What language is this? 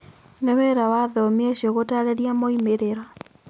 Kikuyu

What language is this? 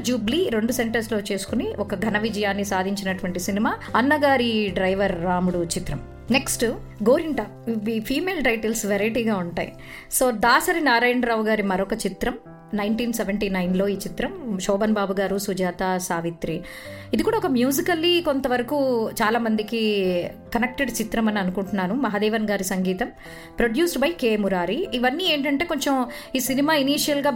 Telugu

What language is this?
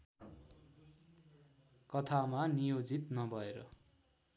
Nepali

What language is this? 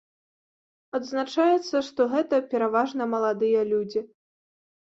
Belarusian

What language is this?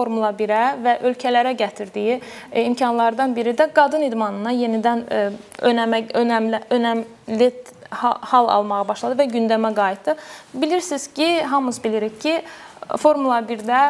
Turkish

